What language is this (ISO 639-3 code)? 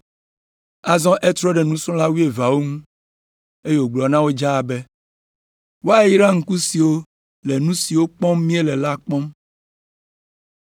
ewe